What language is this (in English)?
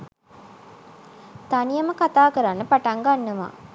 Sinhala